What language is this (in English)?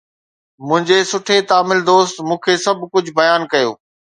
Sindhi